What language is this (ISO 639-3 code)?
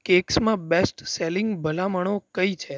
guj